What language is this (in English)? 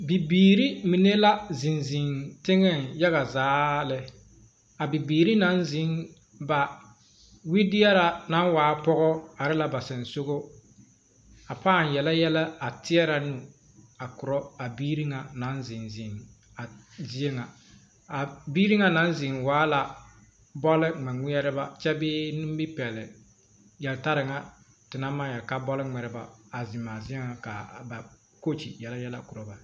Southern Dagaare